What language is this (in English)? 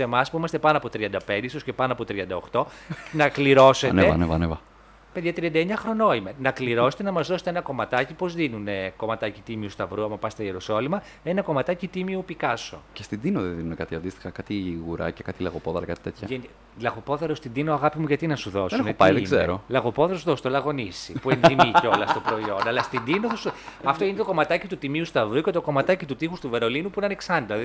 Greek